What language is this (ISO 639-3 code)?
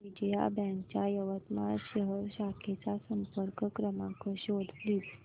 mar